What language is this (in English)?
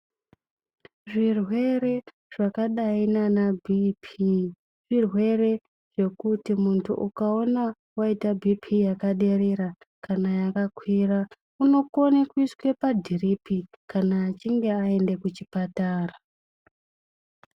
Ndau